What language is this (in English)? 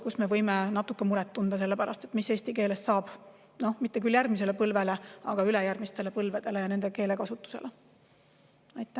Estonian